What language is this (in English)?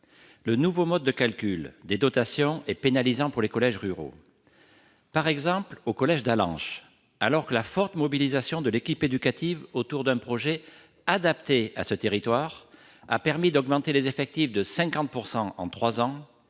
French